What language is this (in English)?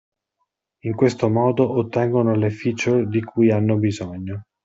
Italian